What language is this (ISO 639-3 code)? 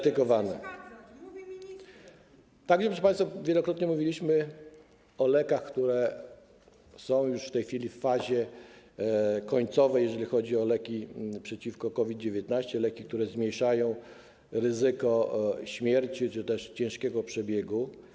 pol